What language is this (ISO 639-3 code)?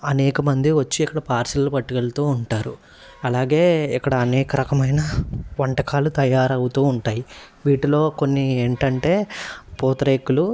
tel